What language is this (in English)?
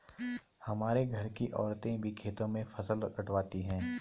Hindi